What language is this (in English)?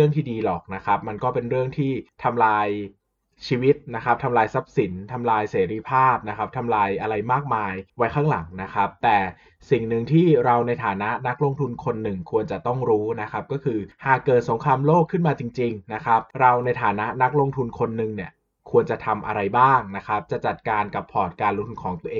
Thai